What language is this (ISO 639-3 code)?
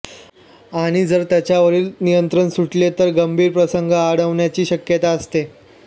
mar